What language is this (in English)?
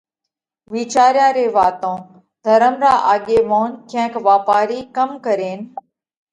Parkari Koli